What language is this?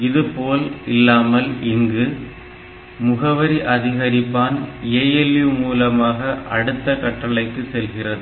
Tamil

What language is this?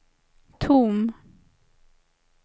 Swedish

